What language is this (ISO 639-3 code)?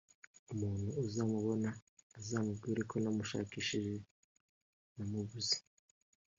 kin